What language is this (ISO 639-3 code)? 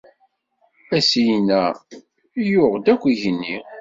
kab